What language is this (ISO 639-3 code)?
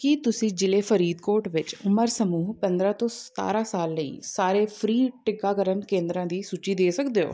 pan